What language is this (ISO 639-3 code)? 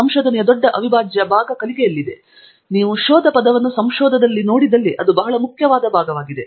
kan